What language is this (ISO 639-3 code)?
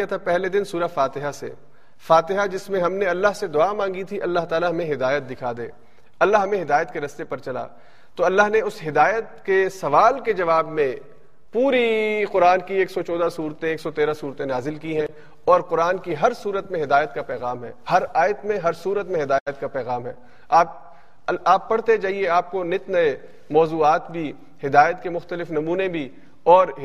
urd